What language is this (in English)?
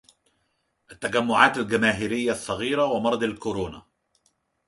Arabic